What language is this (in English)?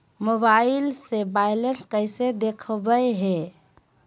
Magahi